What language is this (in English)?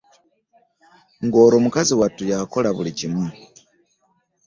Ganda